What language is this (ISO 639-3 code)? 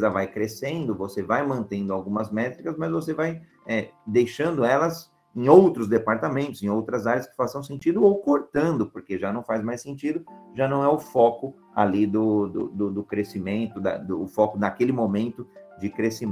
por